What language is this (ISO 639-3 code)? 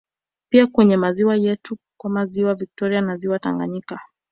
swa